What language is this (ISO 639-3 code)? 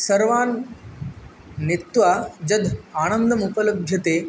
san